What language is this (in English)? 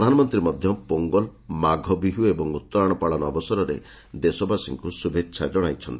Odia